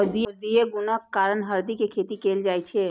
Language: Maithili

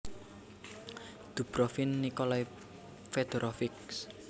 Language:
Javanese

